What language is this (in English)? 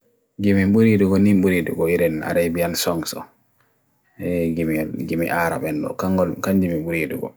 Bagirmi Fulfulde